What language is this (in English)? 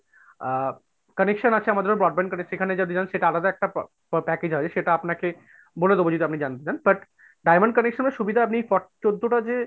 Bangla